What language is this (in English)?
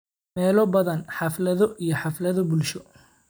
Somali